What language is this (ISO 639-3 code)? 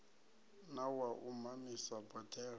ven